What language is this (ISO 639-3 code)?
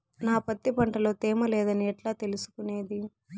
tel